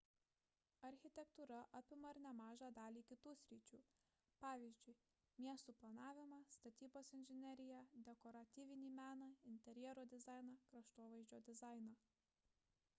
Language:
Lithuanian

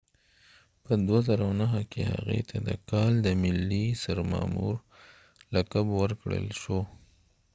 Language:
Pashto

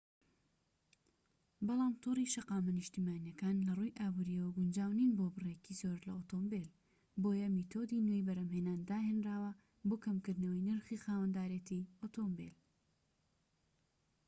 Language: Central Kurdish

